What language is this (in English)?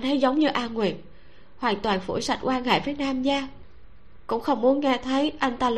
Vietnamese